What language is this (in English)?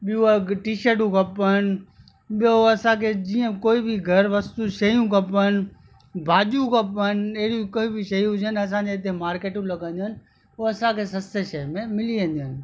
Sindhi